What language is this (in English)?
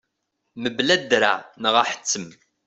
Kabyle